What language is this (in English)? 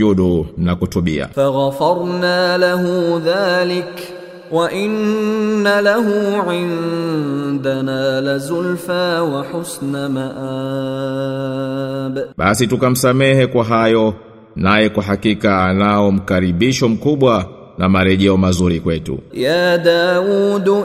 Swahili